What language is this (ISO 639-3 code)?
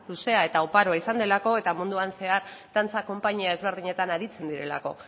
eus